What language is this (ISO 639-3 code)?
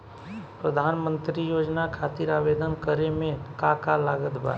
bho